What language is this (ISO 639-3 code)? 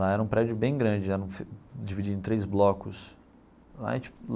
por